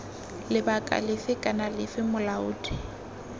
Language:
Tswana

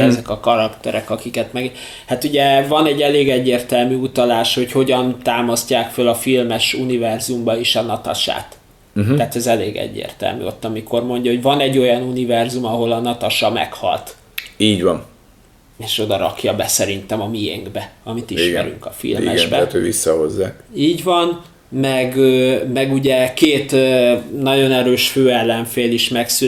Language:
Hungarian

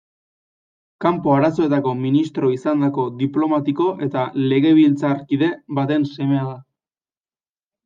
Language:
Basque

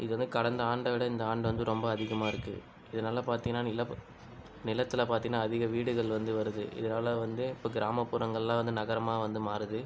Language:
Tamil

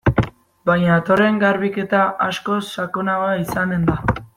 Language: Basque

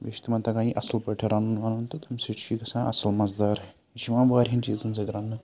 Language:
Kashmiri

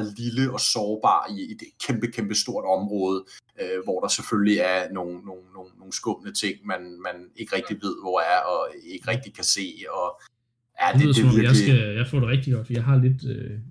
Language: Danish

